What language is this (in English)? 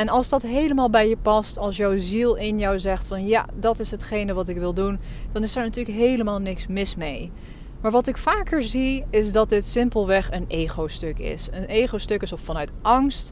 Dutch